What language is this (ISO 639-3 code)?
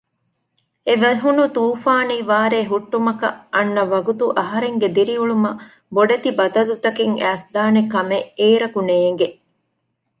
div